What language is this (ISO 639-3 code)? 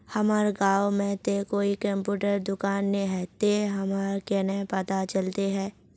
mag